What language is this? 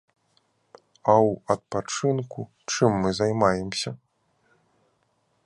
Belarusian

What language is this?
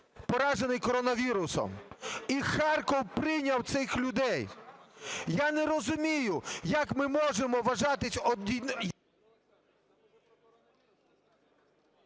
Ukrainian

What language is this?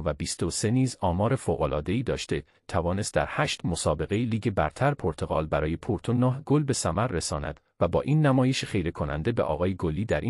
Persian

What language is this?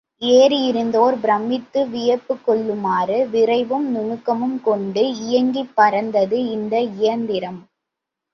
Tamil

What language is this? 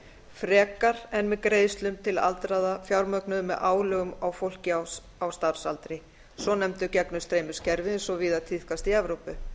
Icelandic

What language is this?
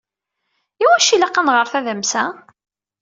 Kabyle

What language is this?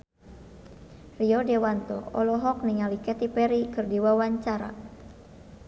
Sundanese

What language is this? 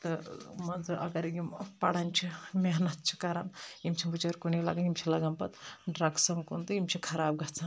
Kashmiri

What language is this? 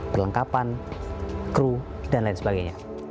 Indonesian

